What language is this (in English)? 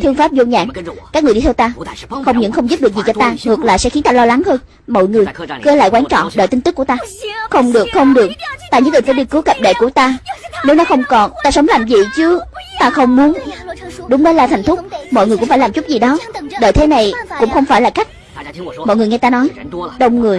Vietnamese